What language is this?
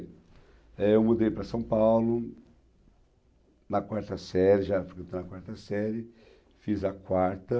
Portuguese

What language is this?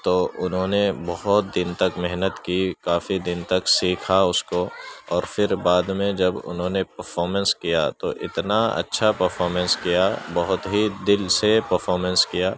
Urdu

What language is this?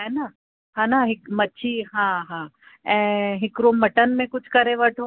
Sindhi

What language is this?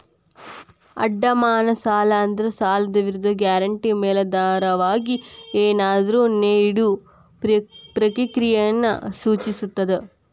Kannada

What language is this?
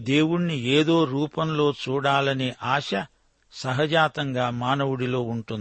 Telugu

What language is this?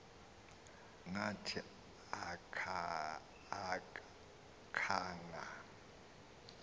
Xhosa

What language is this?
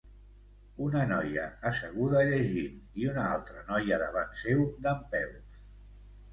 Catalan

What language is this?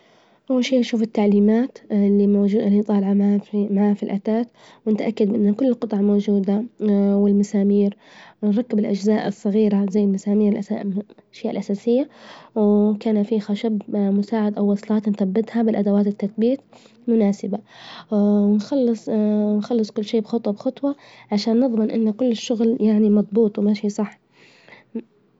Libyan Arabic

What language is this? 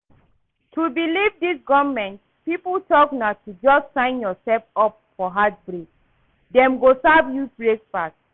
Nigerian Pidgin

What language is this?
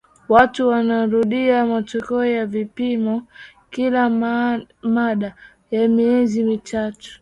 Swahili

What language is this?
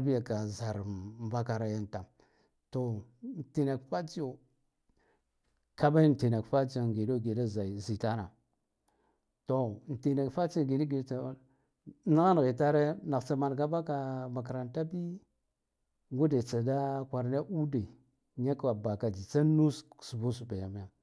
Guduf-Gava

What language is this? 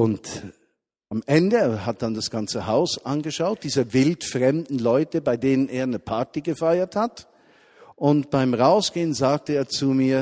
German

